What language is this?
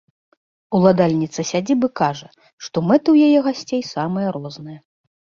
Belarusian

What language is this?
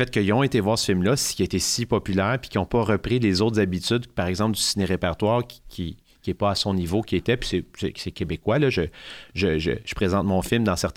French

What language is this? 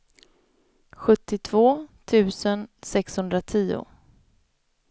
Swedish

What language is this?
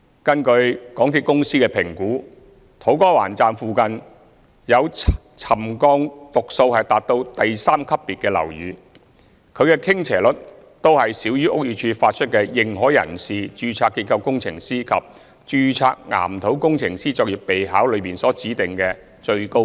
Cantonese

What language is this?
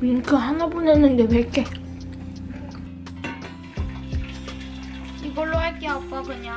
Korean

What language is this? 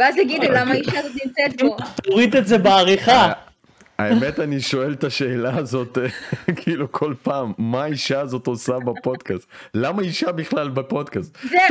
Hebrew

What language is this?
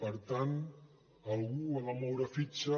Catalan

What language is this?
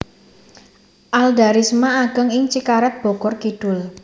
Javanese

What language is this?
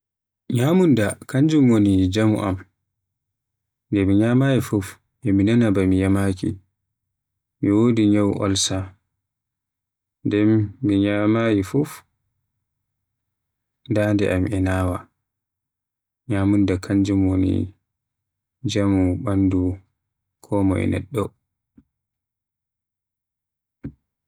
Western Niger Fulfulde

